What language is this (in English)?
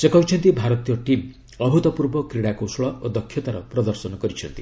Odia